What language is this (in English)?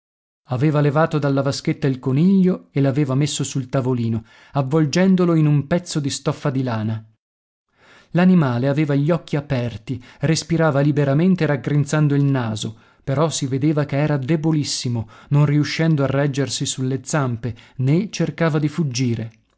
Italian